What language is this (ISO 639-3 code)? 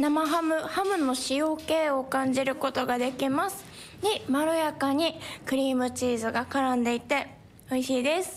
jpn